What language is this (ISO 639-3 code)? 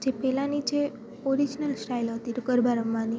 guj